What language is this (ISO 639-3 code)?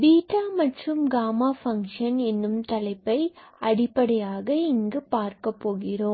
tam